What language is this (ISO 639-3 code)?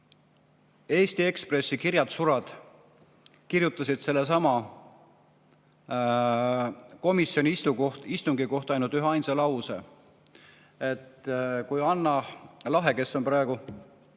est